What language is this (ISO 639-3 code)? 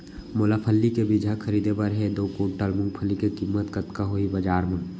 hne